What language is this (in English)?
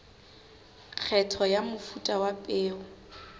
Southern Sotho